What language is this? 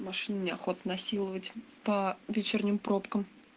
Russian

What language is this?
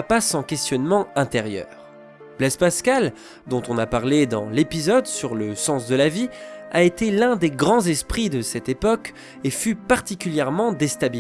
French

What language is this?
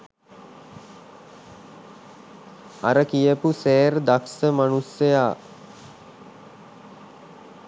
Sinhala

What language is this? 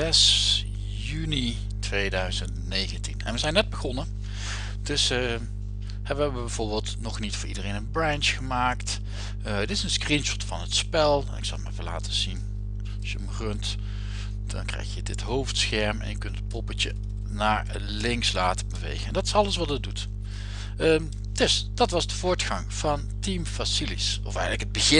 Dutch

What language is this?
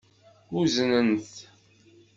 Kabyle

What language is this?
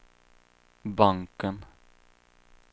Swedish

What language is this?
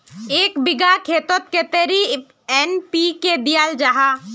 Magahi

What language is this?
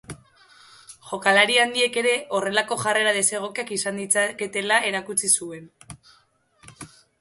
Basque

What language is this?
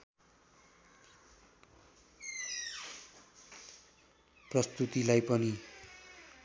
Nepali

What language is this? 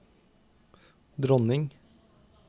Norwegian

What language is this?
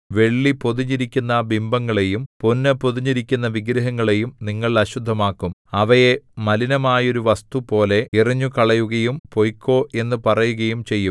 Malayalam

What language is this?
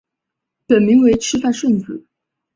Chinese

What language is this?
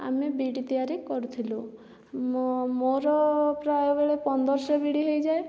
Odia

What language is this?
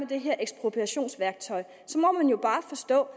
Danish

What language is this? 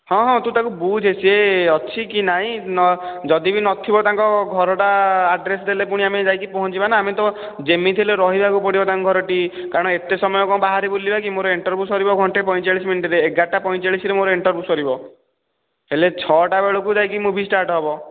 Odia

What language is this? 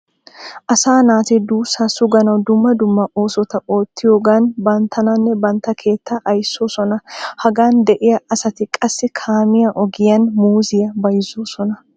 Wolaytta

